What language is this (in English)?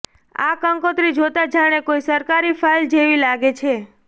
Gujarati